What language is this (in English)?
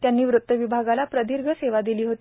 Marathi